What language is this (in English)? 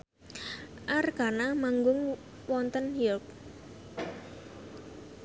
Javanese